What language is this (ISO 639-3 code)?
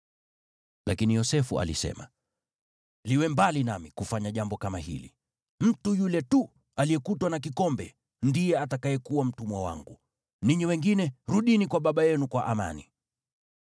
swa